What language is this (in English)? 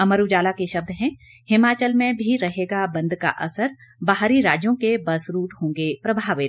Hindi